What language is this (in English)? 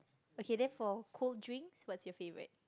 English